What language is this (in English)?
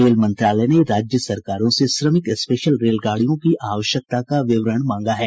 Hindi